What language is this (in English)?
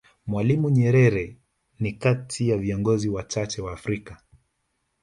Swahili